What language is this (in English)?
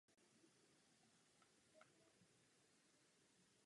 Czech